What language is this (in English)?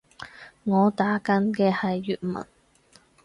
Cantonese